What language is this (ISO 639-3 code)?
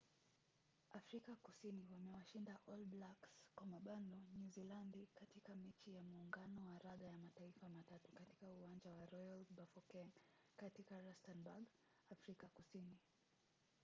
swa